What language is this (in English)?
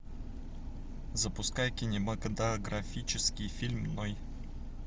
Russian